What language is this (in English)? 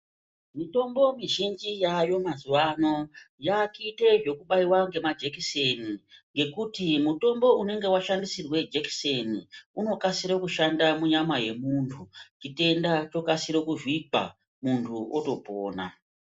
Ndau